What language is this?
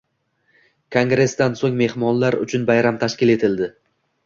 Uzbek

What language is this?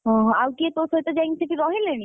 Odia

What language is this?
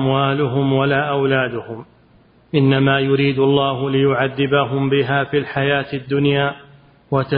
Arabic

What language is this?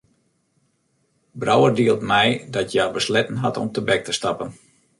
Western Frisian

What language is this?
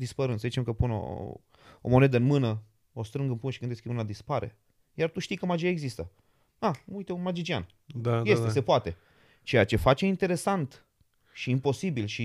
Romanian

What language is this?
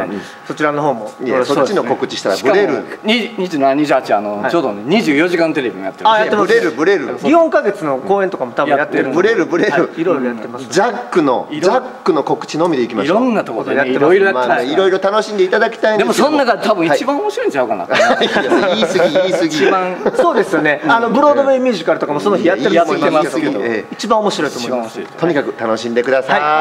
Japanese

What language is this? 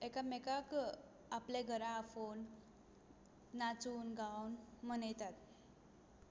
Konkani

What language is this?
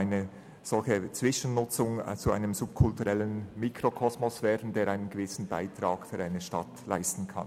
Swiss German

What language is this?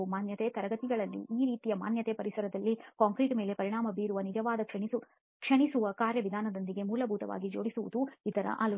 Kannada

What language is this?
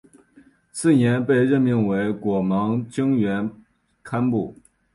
Chinese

